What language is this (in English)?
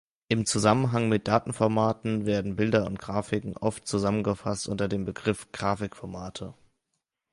German